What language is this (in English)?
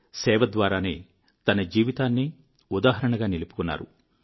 Telugu